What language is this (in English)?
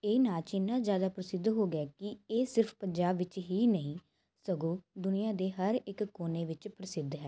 Punjabi